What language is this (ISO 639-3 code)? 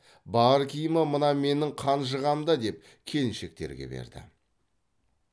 kaz